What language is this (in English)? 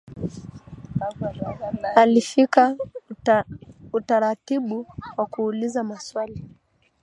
Swahili